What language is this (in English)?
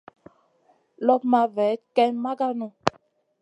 Masana